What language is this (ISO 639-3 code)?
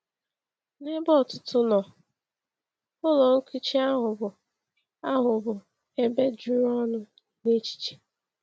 ibo